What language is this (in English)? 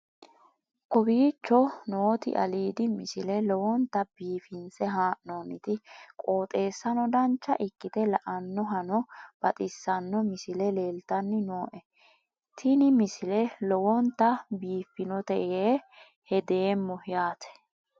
Sidamo